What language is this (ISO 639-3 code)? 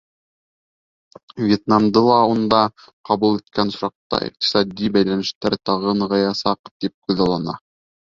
bak